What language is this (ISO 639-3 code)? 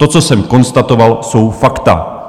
ces